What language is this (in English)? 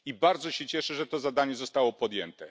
Polish